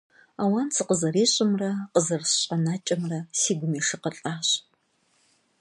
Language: Kabardian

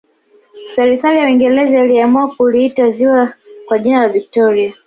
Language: Swahili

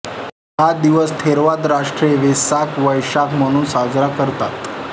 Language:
Marathi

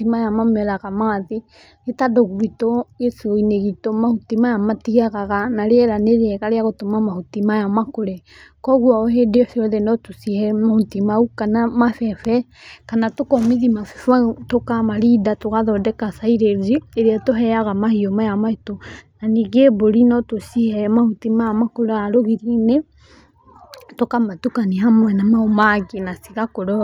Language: Kikuyu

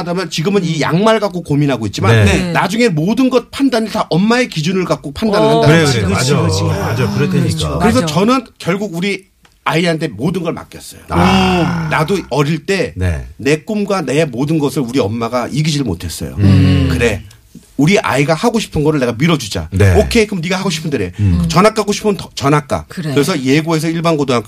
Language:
Korean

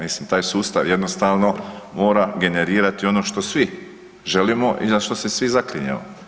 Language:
Croatian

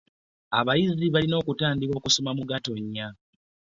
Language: Ganda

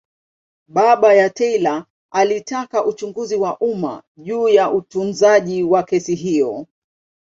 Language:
Swahili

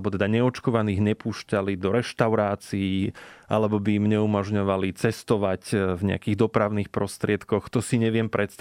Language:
Slovak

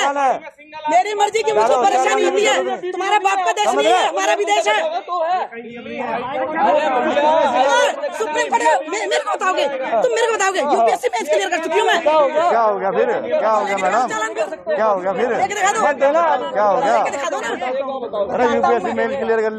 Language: Hindi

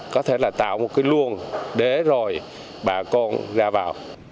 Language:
Vietnamese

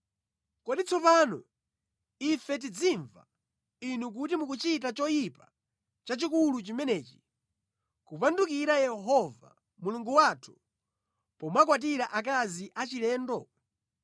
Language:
Nyanja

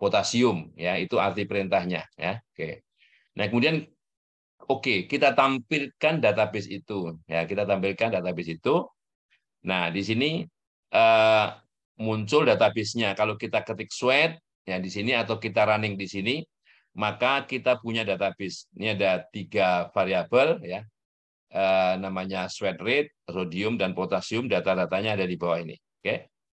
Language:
Indonesian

